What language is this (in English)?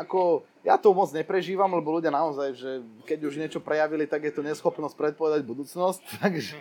Slovak